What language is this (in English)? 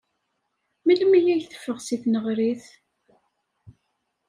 Kabyle